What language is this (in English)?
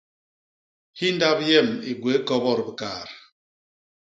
Basaa